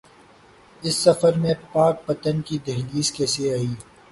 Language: Urdu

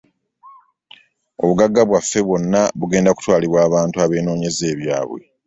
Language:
Ganda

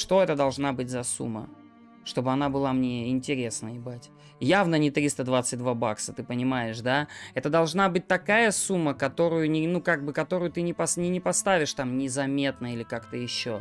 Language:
Russian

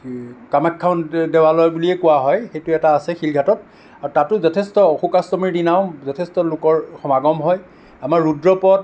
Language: Assamese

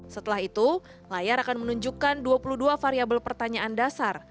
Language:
Indonesian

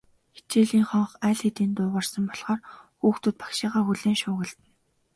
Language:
Mongolian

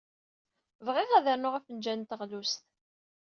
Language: Kabyle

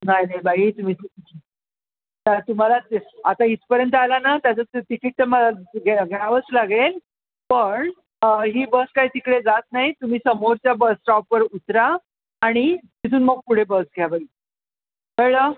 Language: Marathi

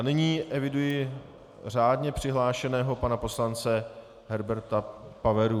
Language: Czech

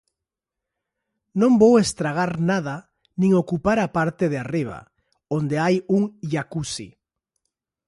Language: Galician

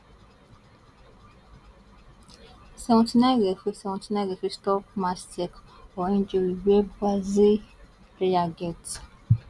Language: Nigerian Pidgin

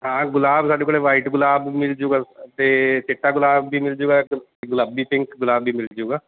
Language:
Punjabi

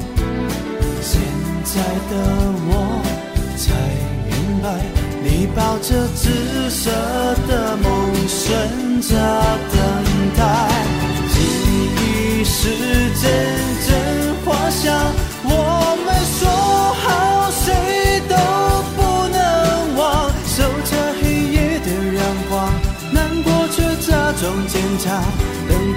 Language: Chinese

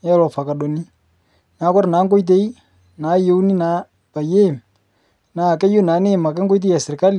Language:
Masai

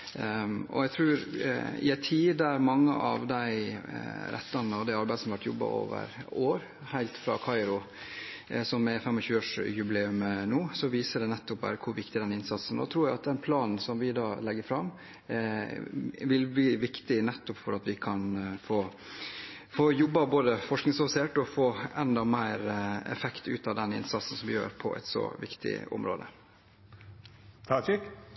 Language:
Norwegian Bokmål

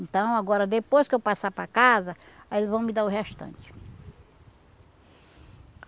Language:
Portuguese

